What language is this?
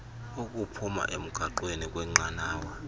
Xhosa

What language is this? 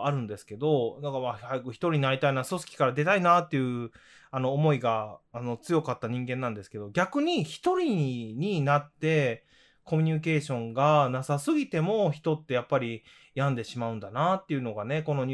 Japanese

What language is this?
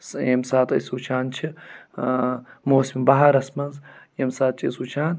Kashmiri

